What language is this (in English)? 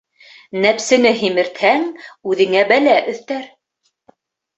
Bashkir